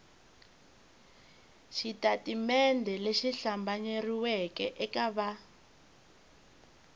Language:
Tsonga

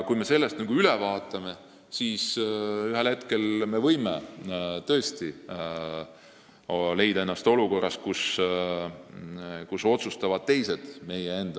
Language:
Estonian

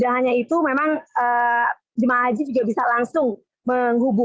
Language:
Indonesian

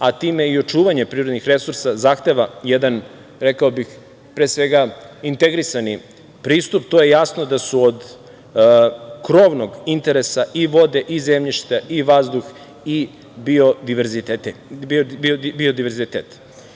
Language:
Serbian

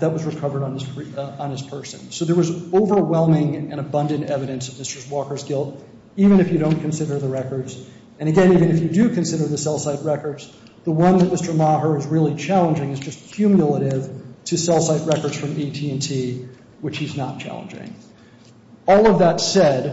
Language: English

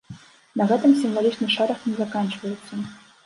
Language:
Belarusian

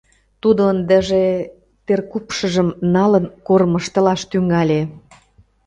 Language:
Mari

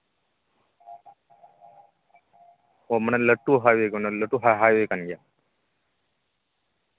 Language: Santali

